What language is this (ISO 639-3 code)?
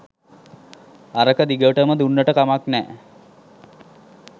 sin